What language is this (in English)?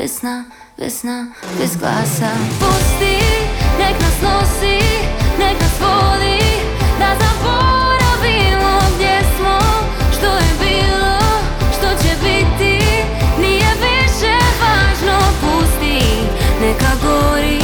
Croatian